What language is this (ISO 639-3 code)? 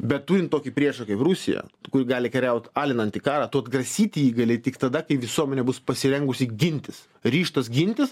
lit